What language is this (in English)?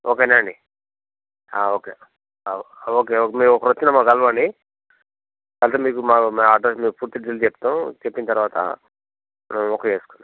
Telugu